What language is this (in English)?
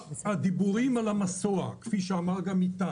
Hebrew